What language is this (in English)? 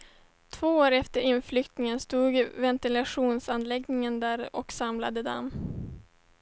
Swedish